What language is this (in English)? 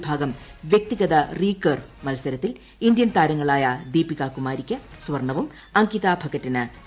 Malayalam